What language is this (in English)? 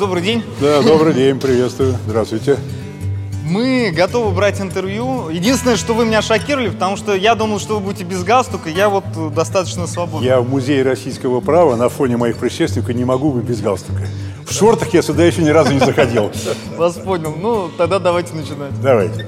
Russian